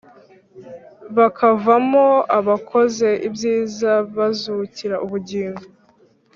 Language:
Kinyarwanda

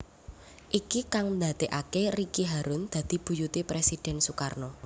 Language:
Javanese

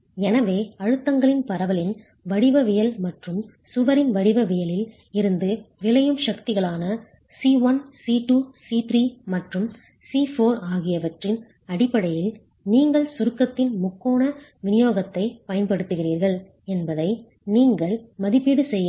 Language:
Tamil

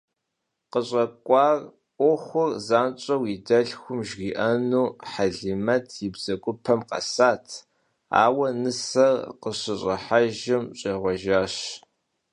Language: Kabardian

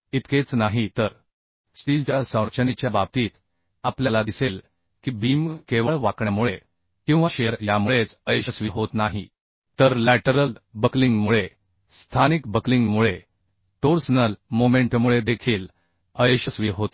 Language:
Marathi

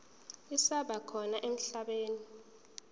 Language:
Zulu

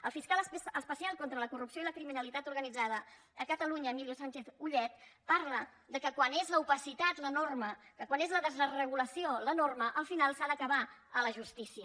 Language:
Catalan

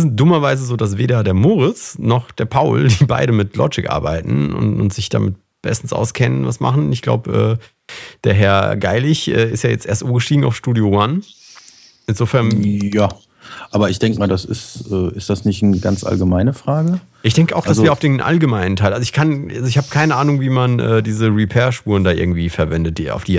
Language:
German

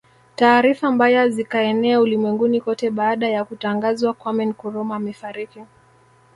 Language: Swahili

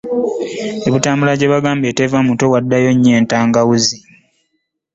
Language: Ganda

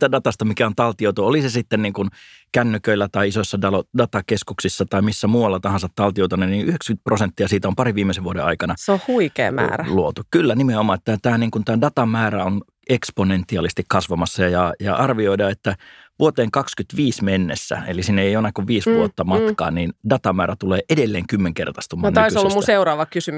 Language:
Finnish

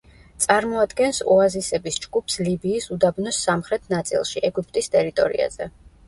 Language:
Georgian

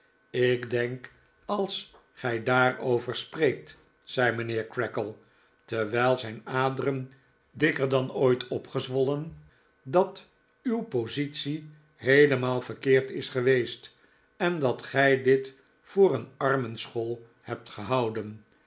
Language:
Dutch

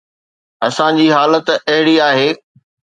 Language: Sindhi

